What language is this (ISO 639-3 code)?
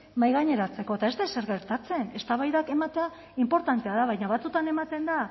eus